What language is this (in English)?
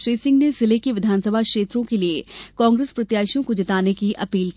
Hindi